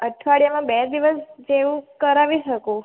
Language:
Gujarati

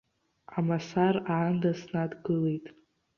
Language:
Abkhazian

